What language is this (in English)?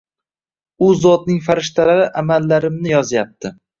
Uzbek